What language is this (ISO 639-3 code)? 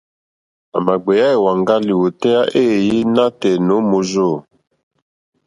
bri